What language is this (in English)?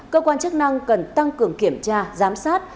Vietnamese